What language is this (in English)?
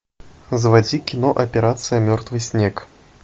Russian